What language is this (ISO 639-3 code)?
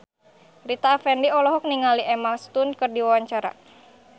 sun